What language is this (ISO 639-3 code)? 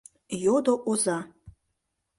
chm